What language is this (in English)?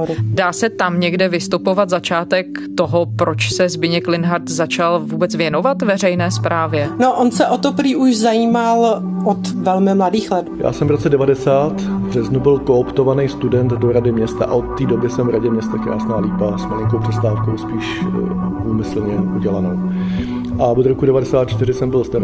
Czech